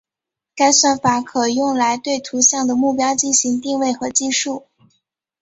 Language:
Chinese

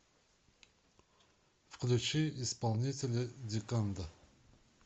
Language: Russian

